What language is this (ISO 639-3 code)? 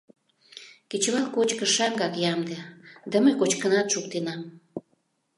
chm